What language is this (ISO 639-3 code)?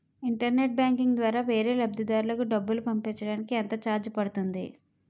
tel